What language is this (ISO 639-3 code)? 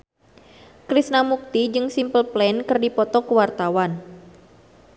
sun